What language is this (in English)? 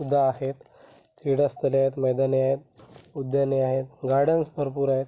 Marathi